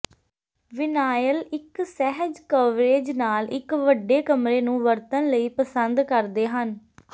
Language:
Punjabi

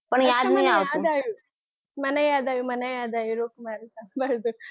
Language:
Gujarati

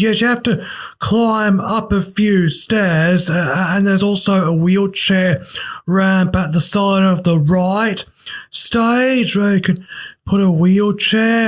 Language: English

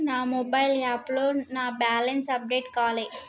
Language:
Telugu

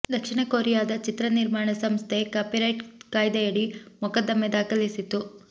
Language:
Kannada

